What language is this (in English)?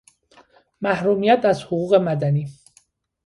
Persian